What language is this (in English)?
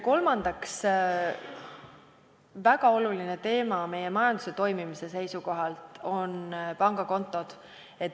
Estonian